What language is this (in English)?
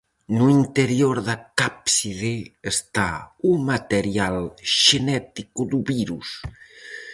Galician